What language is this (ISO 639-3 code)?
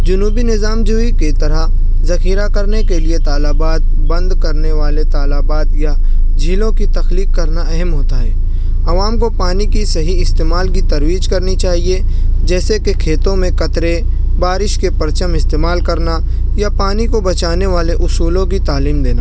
urd